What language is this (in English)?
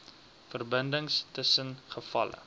Afrikaans